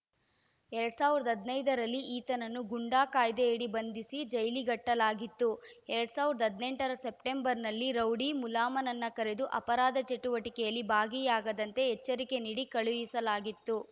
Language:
Kannada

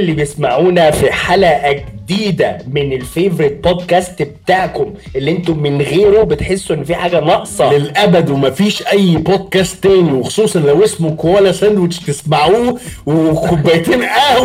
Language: Arabic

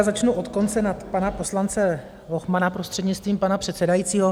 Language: Czech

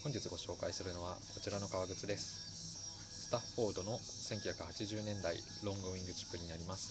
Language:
Japanese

